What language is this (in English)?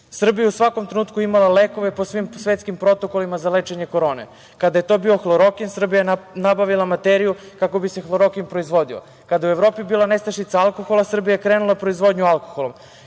Serbian